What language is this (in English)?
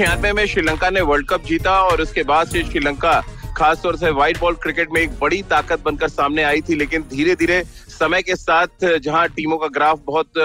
Hindi